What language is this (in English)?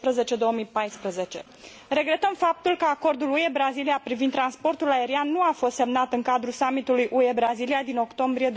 Romanian